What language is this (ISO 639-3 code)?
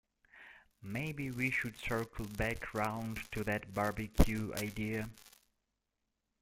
eng